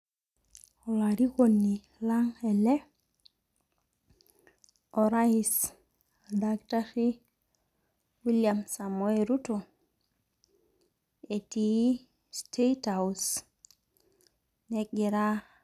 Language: Masai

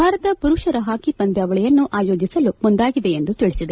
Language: Kannada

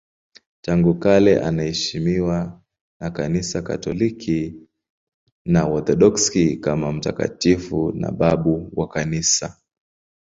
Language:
Swahili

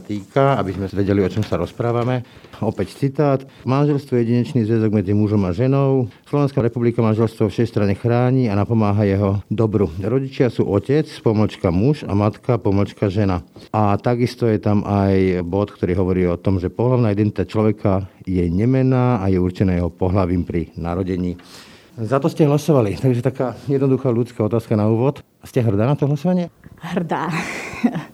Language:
Slovak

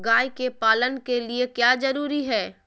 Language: Magahi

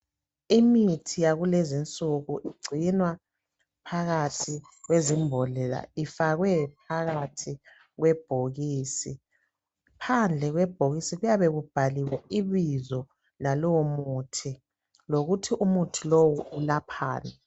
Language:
North Ndebele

